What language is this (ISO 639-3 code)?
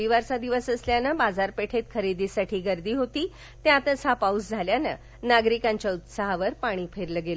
mar